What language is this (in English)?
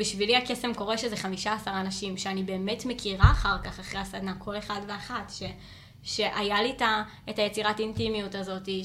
Hebrew